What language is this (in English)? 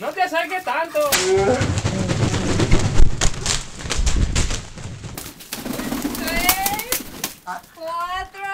Spanish